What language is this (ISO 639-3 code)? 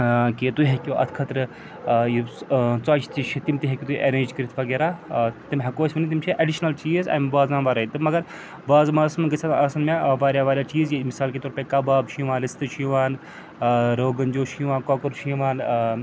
kas